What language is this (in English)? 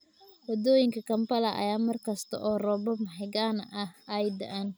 Somali